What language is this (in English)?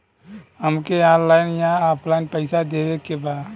Bhojpuri